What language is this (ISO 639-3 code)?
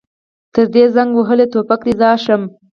pus